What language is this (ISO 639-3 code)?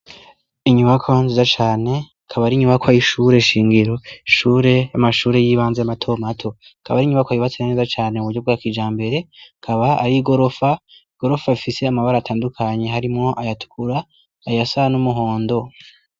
run